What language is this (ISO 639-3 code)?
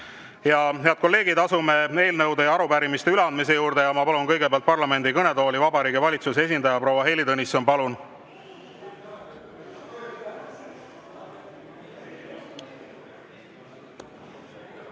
est